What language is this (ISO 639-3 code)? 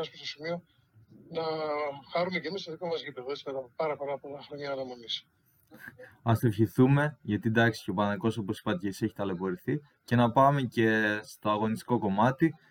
ell